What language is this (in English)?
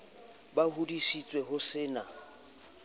Southern Sotho